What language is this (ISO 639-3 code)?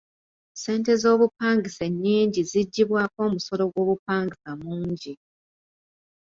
lug